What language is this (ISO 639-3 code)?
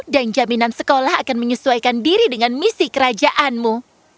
ind